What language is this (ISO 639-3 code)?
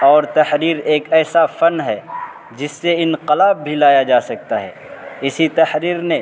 urd